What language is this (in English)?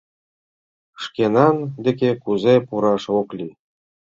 Mari